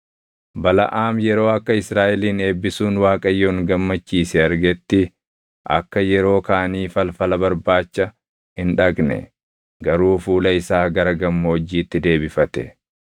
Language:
Oromo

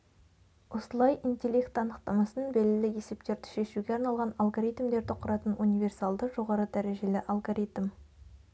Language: Kazakh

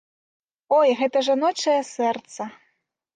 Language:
Belarusian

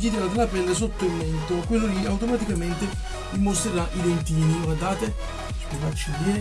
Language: Italian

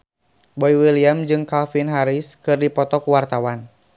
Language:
Sundanese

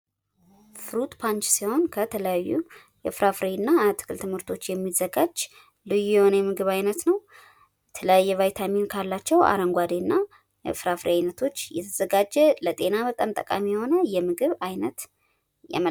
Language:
Amharic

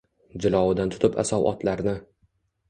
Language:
Uzbek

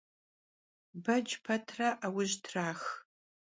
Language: Kabardian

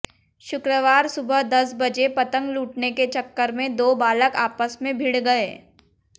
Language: Hindi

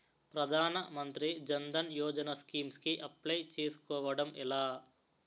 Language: Telugu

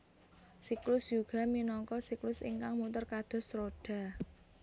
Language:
Javanese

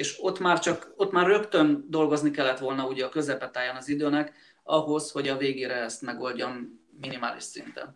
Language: Hungarian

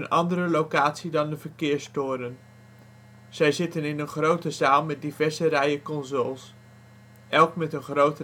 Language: Dutch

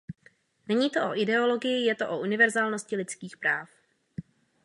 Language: Czech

